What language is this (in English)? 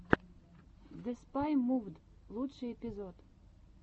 Russian